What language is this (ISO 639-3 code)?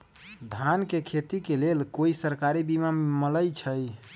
mag